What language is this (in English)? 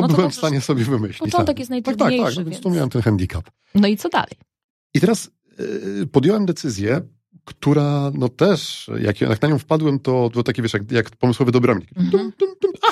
Polish